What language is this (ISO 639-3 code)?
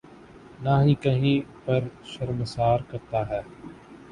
urd